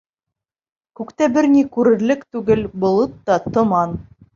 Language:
Bashkir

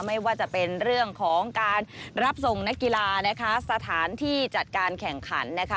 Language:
Thai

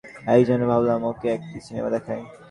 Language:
Bangla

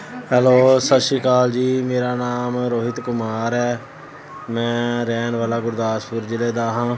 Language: Punjabi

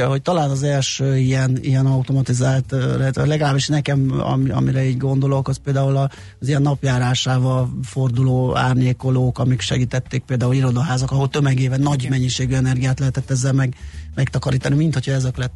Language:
Hungarian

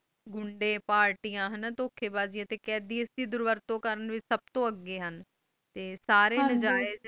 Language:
Punjabi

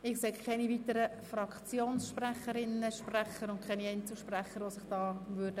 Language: Swiss German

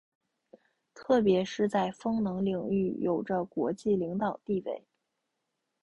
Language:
Chinese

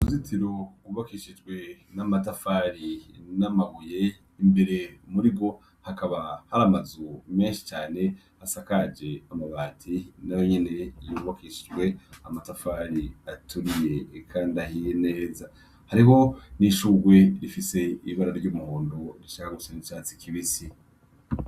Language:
Rundi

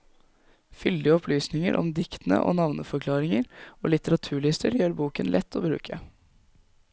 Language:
Norwegian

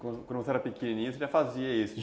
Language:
Portuguese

